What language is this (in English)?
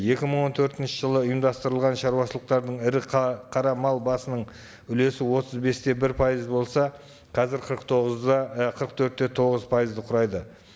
Kazakh